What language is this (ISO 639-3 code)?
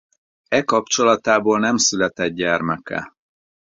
hun